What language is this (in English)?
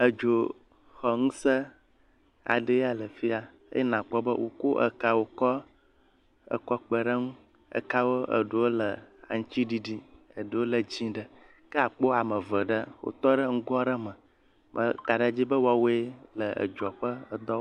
Ewe